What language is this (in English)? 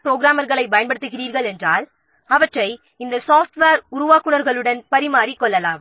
Tamil